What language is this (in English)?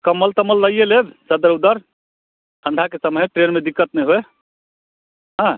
Maithili